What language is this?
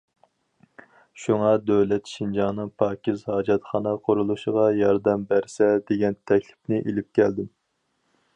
Uyghur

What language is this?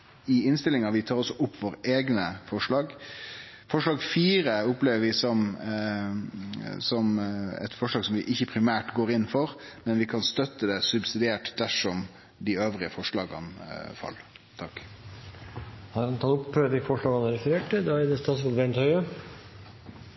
Norwegian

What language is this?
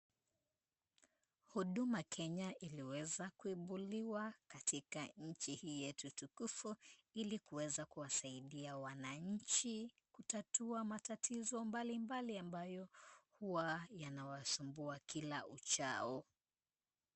Swahili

